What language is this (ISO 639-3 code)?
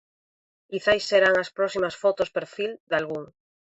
glg